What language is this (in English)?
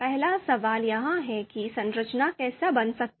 Hindi